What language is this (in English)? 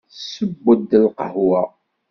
Kabyle